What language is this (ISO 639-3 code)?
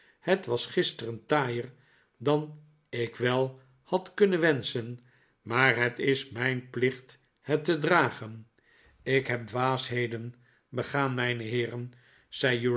nld